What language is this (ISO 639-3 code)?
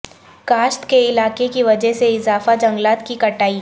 urd